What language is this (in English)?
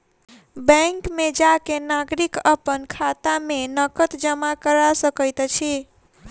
Maithili